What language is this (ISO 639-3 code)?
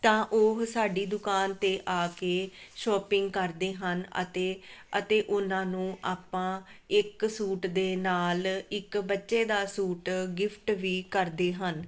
pan